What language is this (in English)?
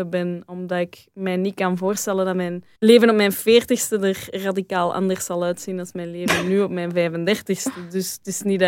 Dutch